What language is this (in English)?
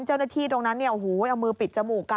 Thai